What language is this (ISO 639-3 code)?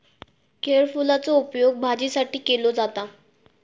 mar